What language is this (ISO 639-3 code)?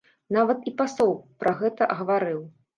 bel